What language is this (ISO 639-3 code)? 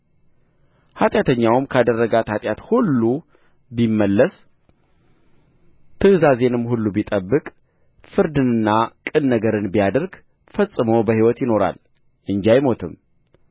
amh